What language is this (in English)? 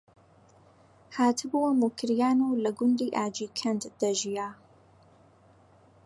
Central Kurdish